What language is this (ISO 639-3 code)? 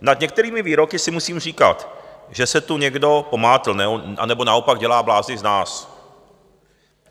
ces